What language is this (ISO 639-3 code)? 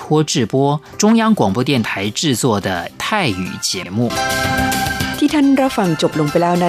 tha